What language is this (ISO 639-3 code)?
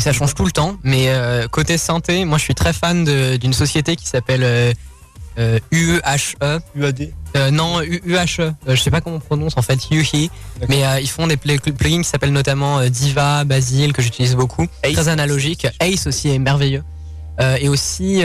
fra